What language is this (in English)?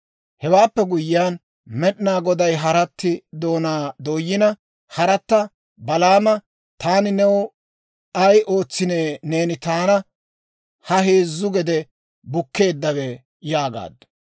Dawro